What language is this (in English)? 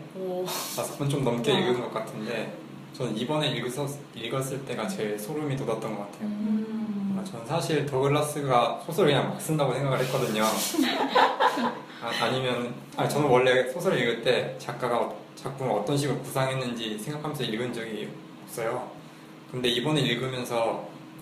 Korean